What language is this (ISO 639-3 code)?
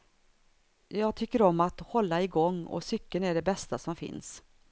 swe